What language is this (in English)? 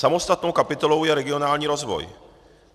Czech